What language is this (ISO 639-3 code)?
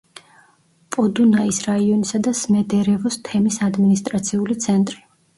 kat